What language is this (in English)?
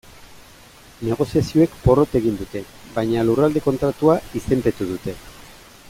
Basque